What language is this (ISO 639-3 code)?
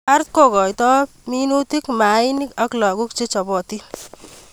kln